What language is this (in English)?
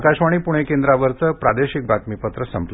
Marathi